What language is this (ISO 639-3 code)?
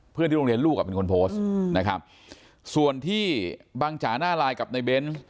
tha